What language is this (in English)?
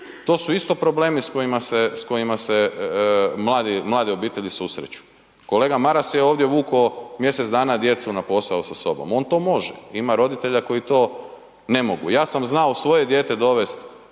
Croatian